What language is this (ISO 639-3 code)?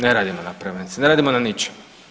hrv